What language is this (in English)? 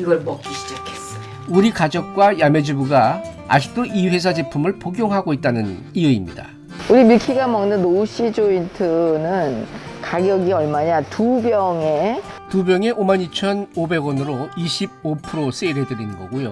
Korean